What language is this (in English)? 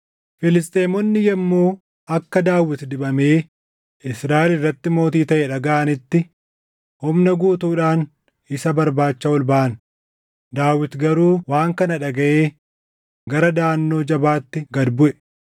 Oromo